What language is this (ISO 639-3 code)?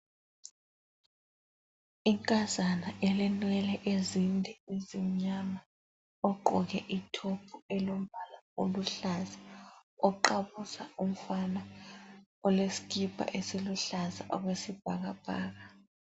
nde